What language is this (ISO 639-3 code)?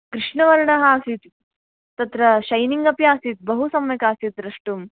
san